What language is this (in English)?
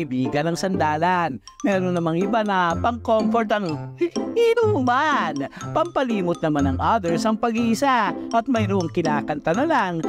Filipino